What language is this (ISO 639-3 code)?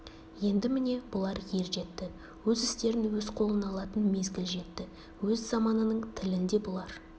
kaz